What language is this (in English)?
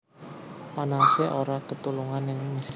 Javanese